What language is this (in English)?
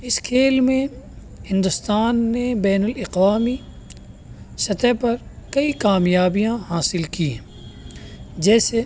Urdu